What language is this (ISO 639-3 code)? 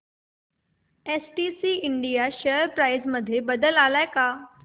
mar